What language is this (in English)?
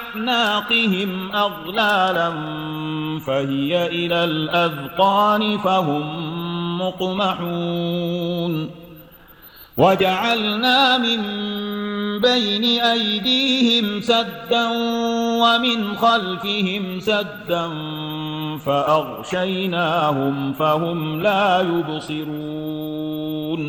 Arabic